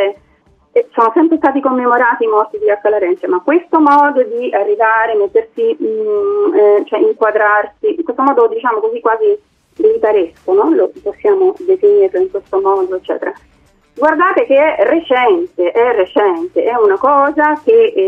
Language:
Italian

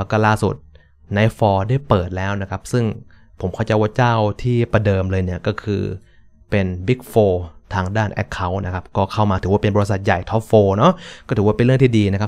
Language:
Thai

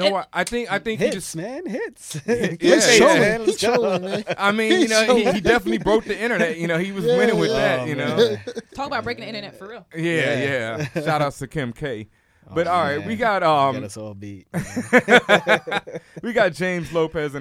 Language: English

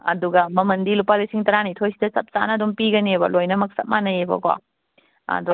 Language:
Manipuri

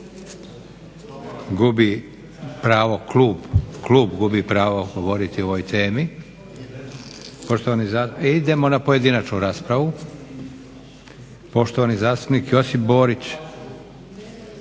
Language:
Croatian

